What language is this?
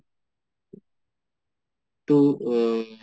Assamese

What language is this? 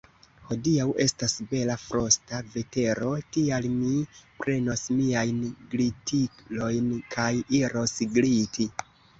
Esperanto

